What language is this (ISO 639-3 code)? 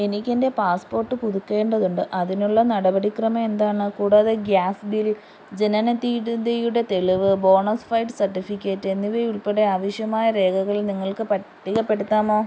mal